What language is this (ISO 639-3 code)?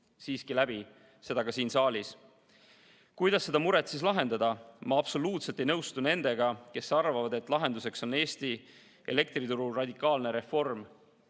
est